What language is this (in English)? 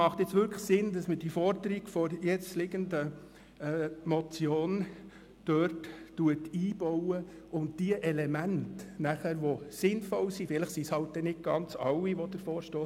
Swiss German